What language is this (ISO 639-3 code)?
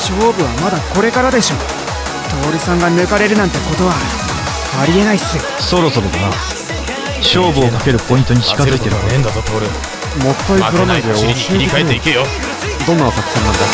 jpn